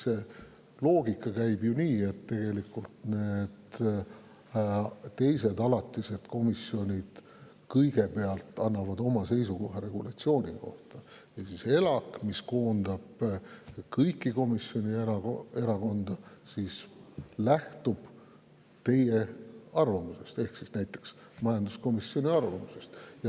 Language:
Estonian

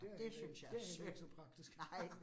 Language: Danish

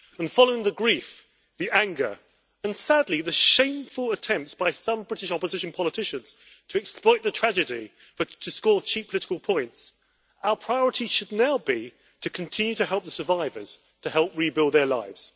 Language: English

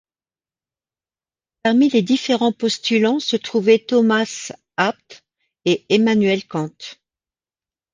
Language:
French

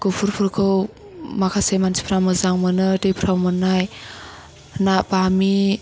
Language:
Bodo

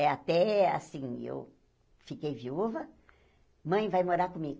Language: Portuguese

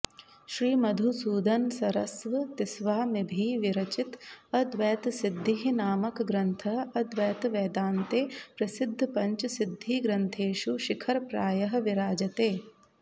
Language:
Sanskrit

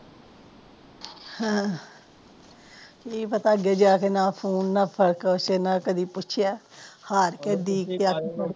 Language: Punjabi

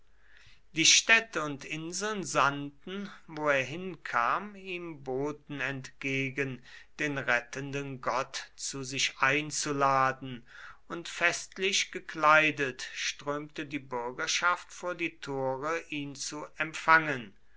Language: German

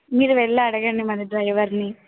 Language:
Telugu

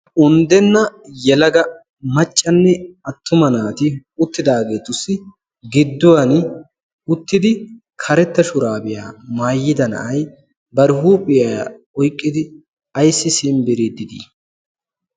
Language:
Wolaytta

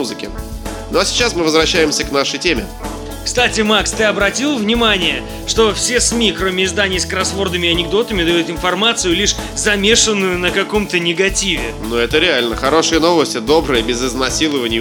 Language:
Russian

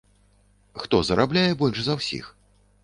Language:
Belarusian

